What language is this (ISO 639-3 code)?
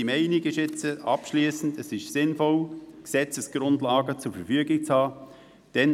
gsw